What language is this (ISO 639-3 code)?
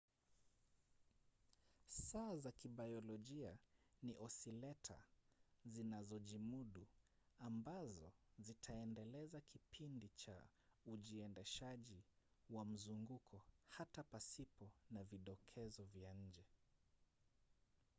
swa